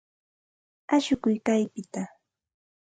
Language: Santa Ana de Tusi Pasco Quechua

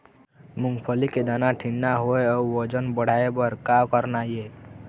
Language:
Chhattisgarhi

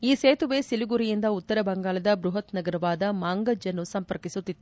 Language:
Kannada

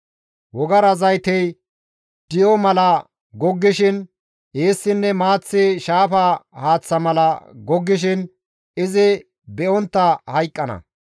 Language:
Gamo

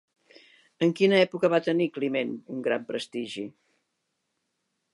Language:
Catalan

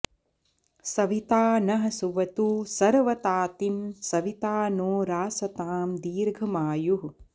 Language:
Sanskrit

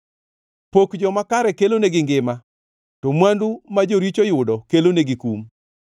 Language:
Luo (Kenya and Tanzania)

